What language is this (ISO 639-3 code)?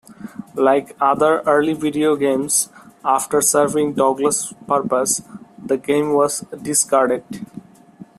eng